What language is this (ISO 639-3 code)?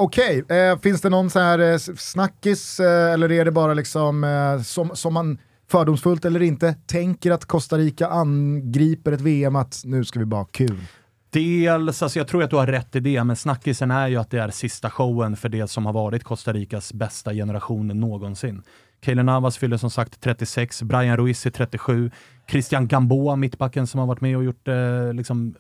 swe